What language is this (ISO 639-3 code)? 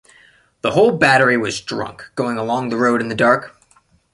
eng